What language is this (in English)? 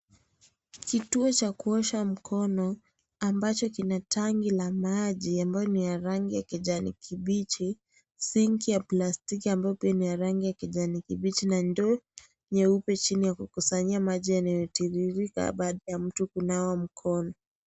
Swahili